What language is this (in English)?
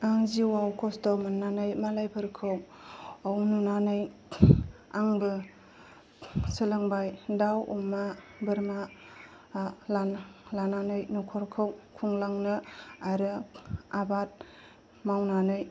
Bodo